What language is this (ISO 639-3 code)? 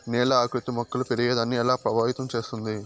tel